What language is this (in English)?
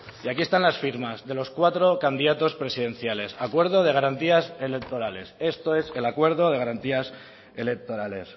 Spanish